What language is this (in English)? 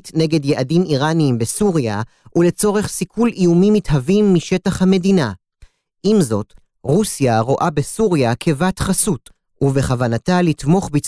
Hebrew